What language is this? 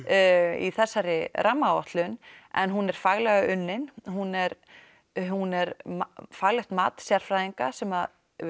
Icelandic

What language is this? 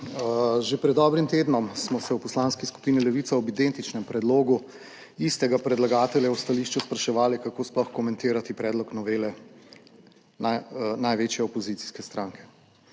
Slovenian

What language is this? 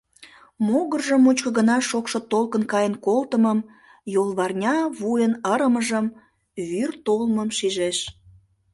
Mari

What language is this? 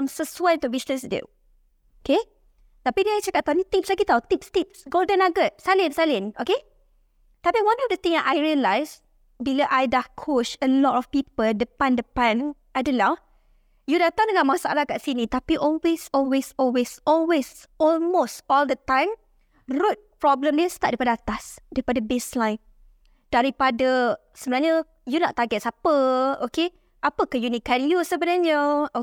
Malay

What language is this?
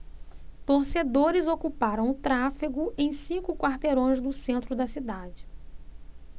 Portuguese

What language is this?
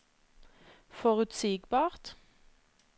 Norwegian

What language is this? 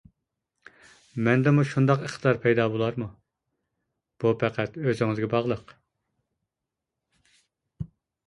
Uyghur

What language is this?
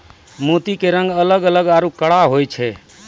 Maithili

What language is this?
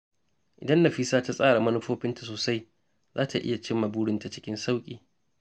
Hausa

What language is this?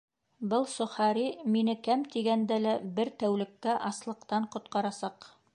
Bashkir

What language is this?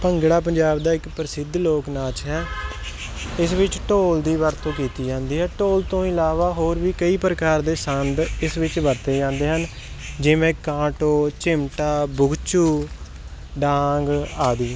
Punjabi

